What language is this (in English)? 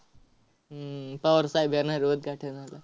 Marathi